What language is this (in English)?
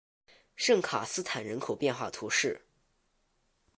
Chinese